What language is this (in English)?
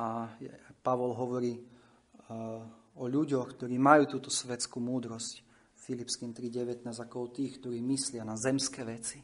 Slovak